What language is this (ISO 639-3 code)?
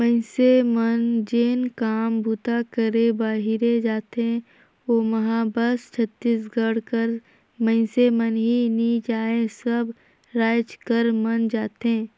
hne